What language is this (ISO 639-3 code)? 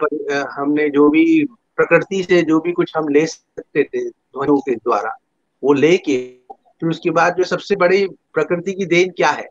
hin